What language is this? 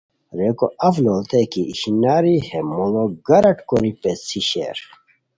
Khowar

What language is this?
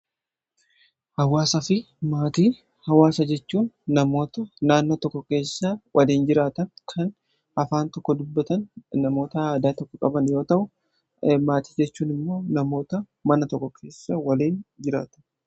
Oromo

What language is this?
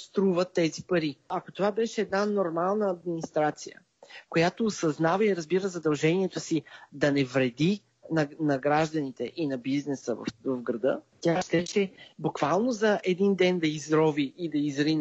Bulgarian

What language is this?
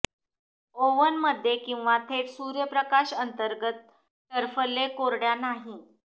Marathi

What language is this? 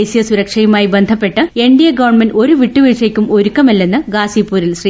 Malayalam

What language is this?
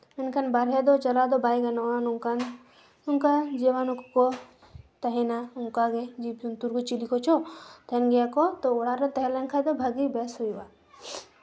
Santali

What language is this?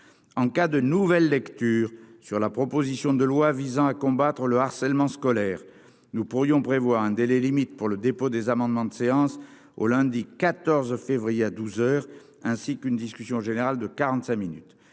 French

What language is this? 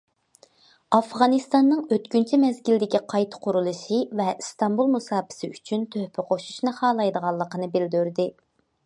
Uyghur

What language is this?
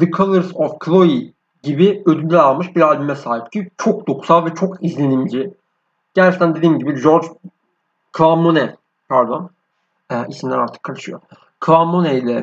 Turkish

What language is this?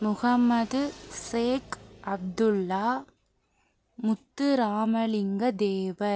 Tamil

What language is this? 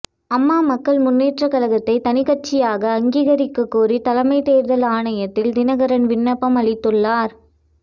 Tamil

